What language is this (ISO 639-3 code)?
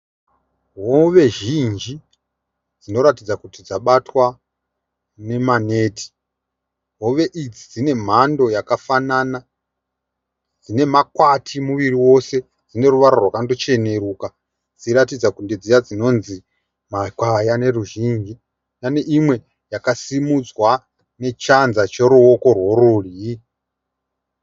sna